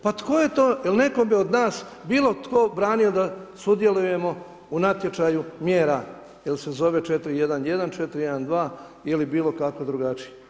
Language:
Croatian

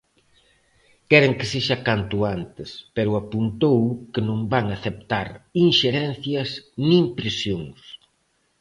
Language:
Galician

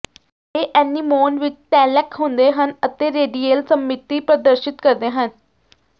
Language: Punjabi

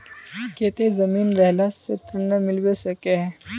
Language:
Magahi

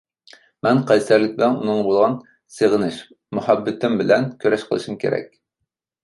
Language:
Uyghur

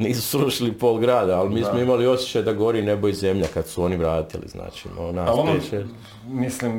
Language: Croatian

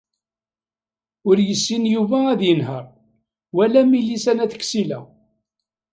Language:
Kabyle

